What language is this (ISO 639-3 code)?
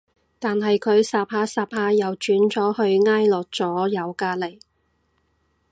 yue